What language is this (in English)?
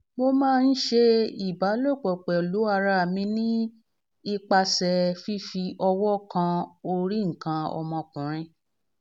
Yoruba